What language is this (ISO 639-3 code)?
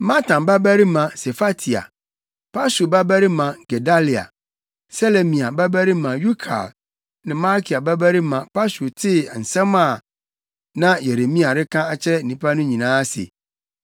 aka